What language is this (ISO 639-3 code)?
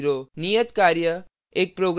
hin